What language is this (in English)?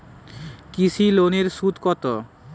Bangla